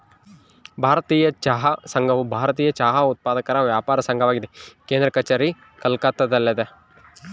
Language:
Kannada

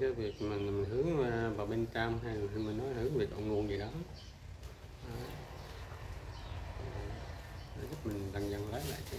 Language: Vietnamese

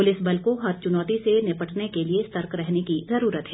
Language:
Hindi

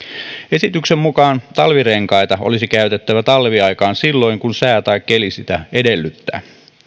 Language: Finnish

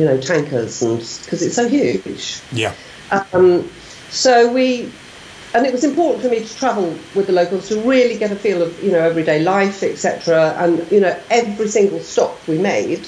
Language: English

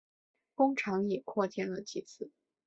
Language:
Chinese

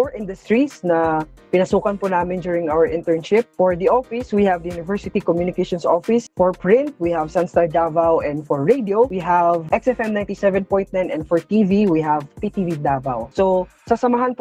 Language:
Filipino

